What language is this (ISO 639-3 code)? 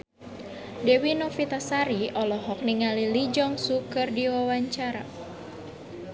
sun